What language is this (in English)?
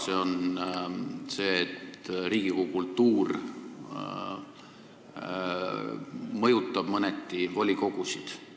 Estonian